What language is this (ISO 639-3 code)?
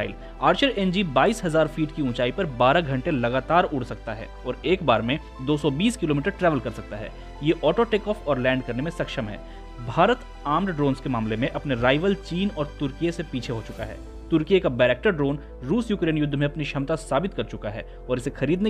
hin